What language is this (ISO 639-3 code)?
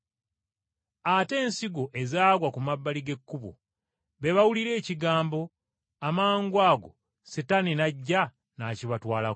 lug